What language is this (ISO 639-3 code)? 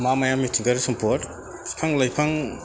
brx